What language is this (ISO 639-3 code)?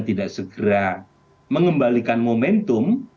ind